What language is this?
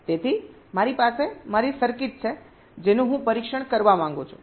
Gujarati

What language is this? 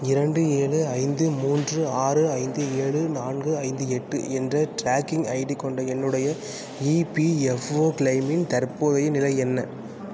Tamil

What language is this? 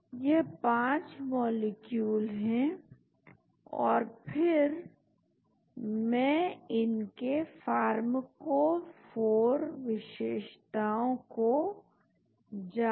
Hindi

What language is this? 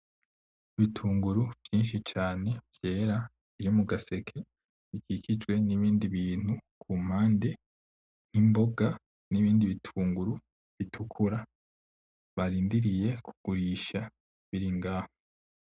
Rundi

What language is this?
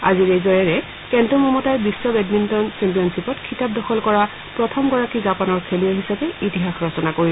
Assamese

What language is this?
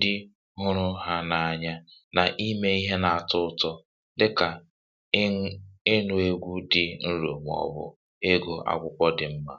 Igbo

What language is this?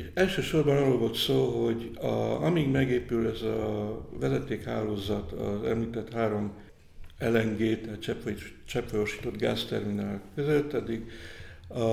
Hungarian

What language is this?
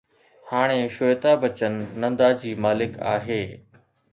Sindhi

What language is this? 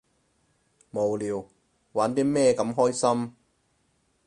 Cantonese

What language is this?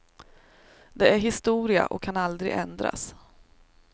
Swedish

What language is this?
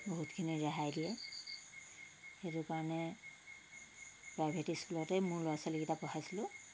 Assamese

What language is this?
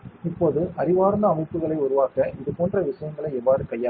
Tamil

